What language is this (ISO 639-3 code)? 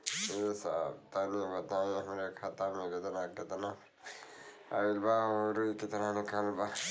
bho